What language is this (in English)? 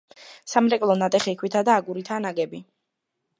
Georgian